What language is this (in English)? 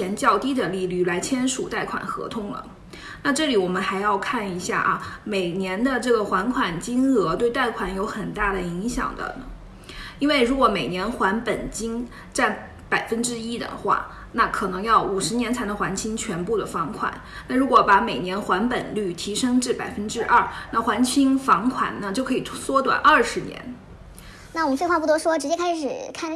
Chinese